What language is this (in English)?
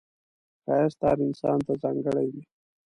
Pashto